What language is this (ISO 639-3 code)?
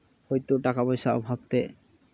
sat